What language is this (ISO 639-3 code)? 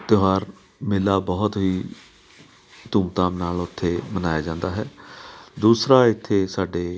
pan